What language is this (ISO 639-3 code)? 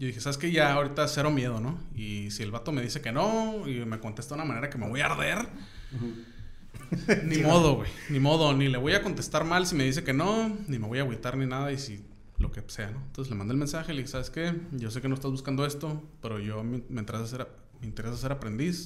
spa